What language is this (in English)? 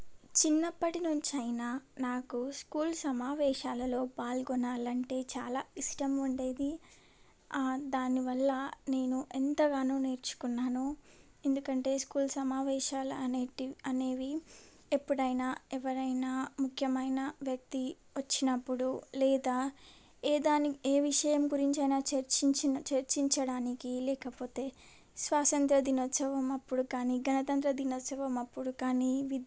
Telugu